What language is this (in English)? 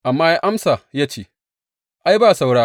Hausa